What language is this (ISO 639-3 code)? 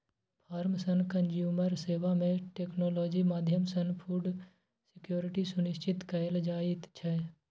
mai